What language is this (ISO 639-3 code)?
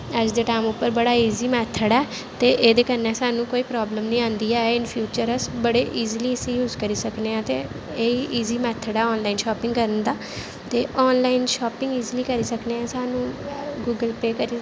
doi